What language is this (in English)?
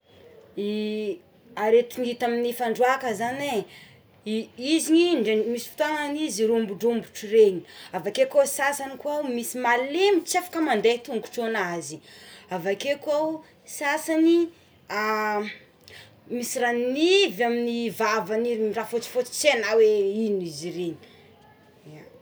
Tsimihety Malagasy